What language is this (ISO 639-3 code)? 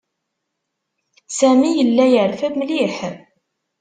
kab